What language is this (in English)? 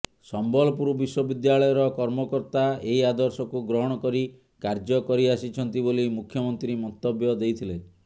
Odia